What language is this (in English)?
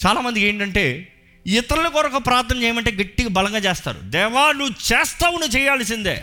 Telugu